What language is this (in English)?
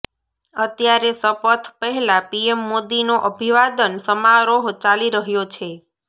Gujarati